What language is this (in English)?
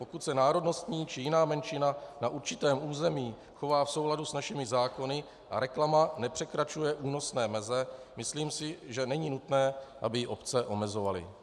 Czech